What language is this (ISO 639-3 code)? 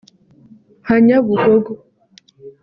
kin